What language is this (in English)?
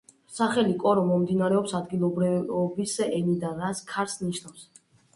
Georgian